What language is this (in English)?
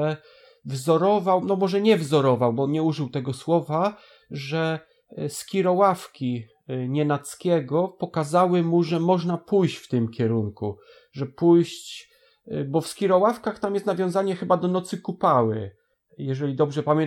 Polish